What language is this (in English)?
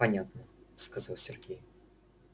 Russian